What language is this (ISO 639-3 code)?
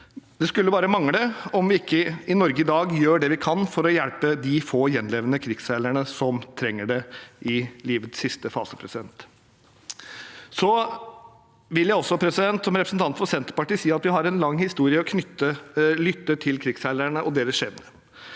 nor